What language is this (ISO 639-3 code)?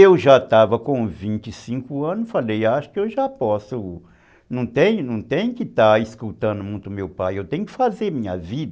por